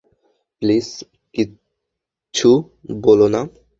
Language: Bangla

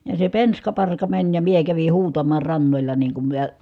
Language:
Finnish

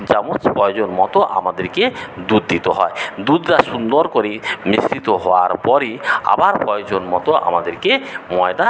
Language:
Bangla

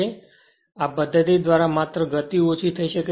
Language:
Gujarati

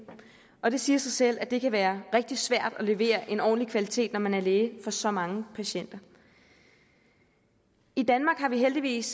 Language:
Danish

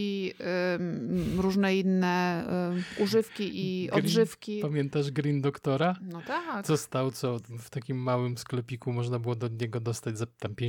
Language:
Polish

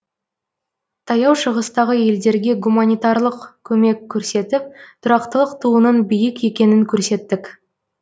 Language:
Kazakh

